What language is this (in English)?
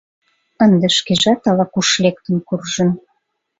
Mari